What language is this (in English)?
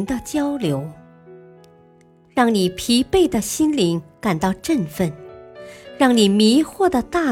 Chinese